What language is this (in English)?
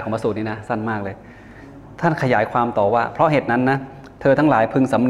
Thai